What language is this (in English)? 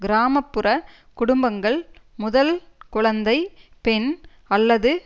Tamil